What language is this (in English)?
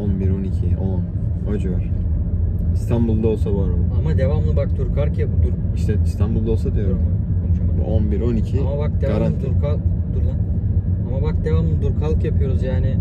Turkish